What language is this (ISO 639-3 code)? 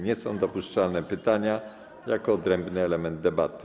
pol